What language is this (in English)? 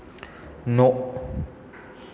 Bodo